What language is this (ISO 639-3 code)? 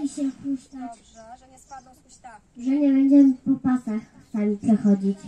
pol